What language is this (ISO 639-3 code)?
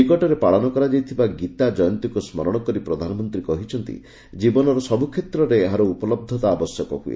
ori